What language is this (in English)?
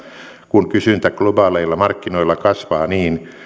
Finnish